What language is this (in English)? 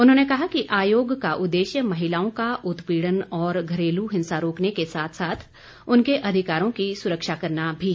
Hindi